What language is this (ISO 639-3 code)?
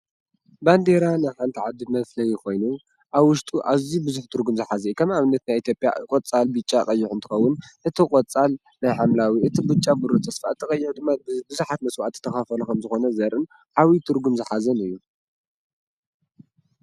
tir